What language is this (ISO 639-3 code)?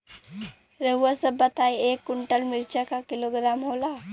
bho